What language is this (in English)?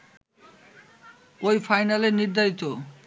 Bangla